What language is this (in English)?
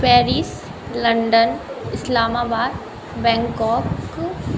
Maithili